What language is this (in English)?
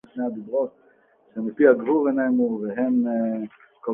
Hebrew